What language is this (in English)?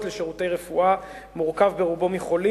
Hebrew